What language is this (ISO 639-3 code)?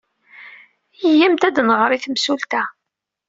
kab